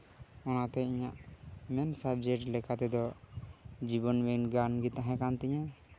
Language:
Santali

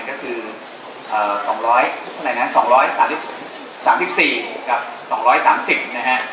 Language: Thai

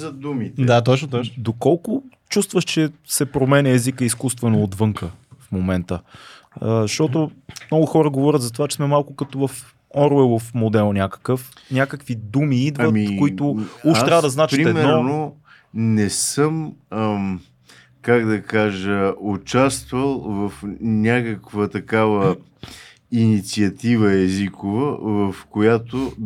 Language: Bulgarian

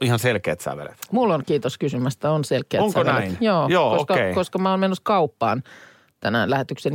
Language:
Finnish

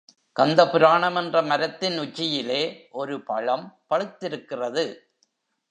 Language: Tamil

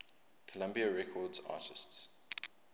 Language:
English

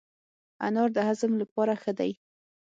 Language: Pashto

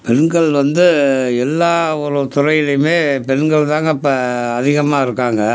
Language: Tamil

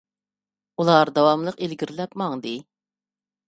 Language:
Uyghur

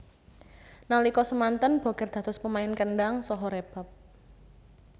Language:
Javanese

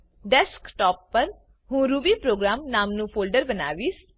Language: Gujarati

